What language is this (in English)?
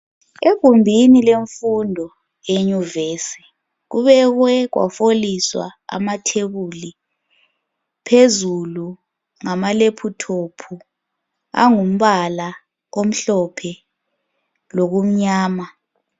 North Ndebele